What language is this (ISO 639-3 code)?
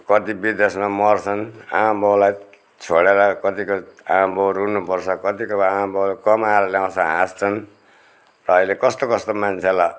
nep